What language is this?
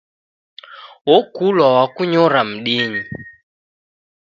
Taita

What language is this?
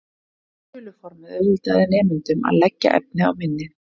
Icelandic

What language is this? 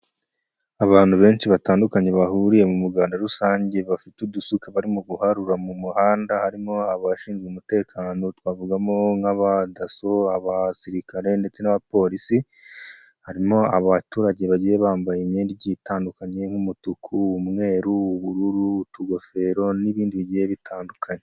Kinyarwanda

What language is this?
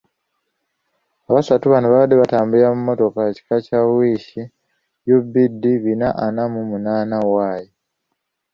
Ganda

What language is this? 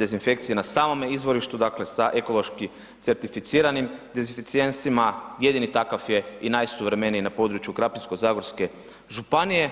Croatian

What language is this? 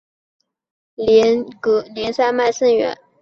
Chinese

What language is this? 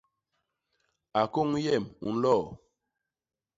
Basaa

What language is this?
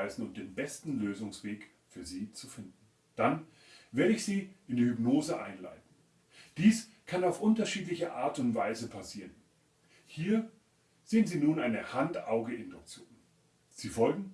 German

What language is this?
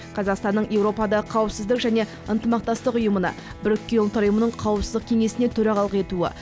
Kazakh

